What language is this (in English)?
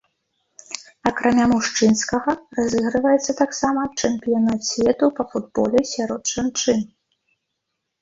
Belarusian